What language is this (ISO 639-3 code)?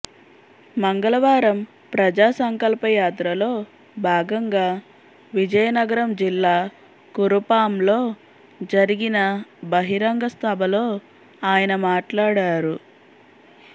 tel